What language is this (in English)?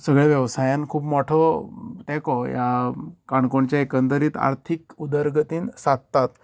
Konkani